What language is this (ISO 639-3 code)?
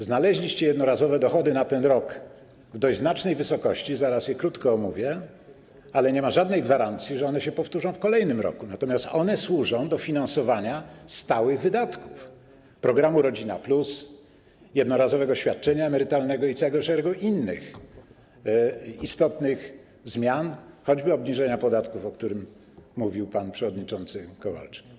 pol